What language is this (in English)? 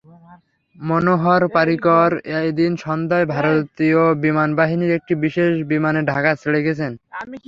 Bangla